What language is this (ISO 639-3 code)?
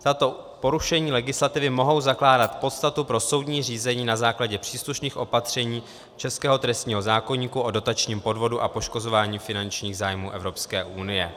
ces